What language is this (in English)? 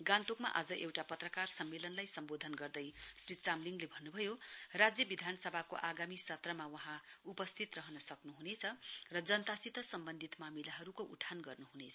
Nepali